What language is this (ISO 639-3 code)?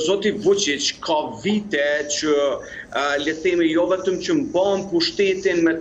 ron